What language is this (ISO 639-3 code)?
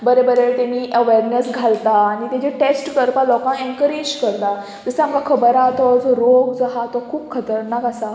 kok